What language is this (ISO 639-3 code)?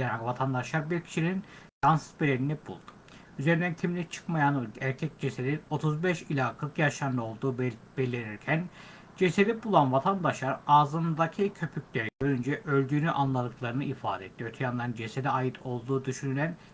tur